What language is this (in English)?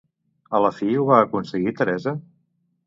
Catalan